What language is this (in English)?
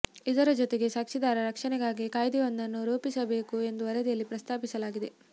Kannada